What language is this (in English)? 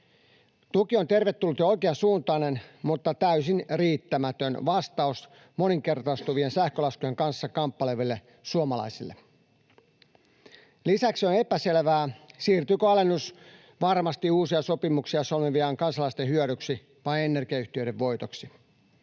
Finnish